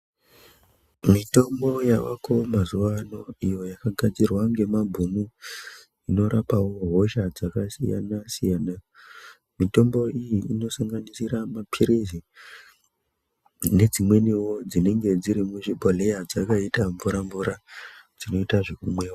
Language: Ndau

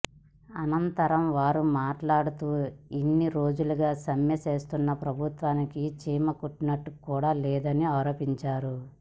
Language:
Telugu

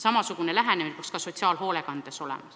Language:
Estonian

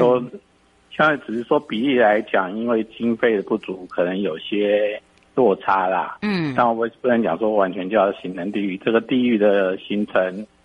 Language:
Chinese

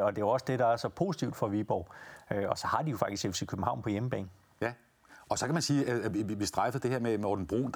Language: Danish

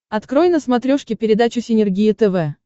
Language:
Russian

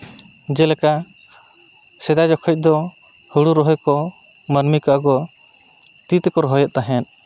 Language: Santali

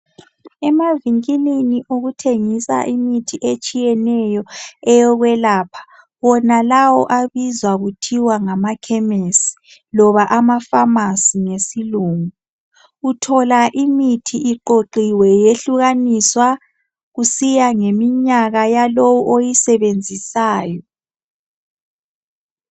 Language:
North Ndebele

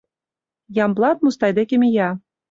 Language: Mari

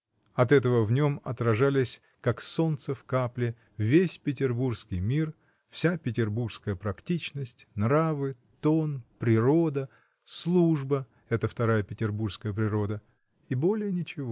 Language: Russian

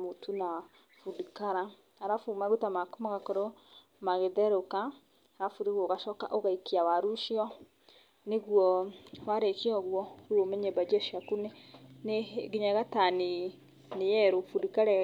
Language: Kikuyu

